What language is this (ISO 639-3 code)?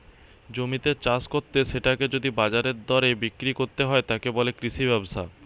ben